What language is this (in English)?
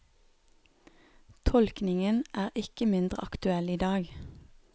Norwegian